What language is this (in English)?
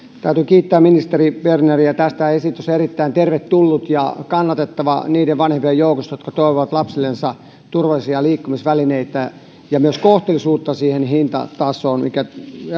Finnish